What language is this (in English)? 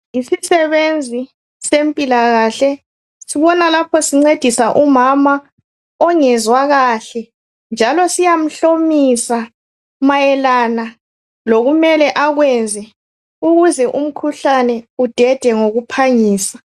North Ndebele